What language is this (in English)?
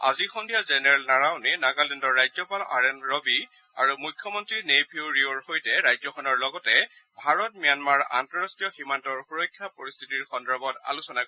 Assamese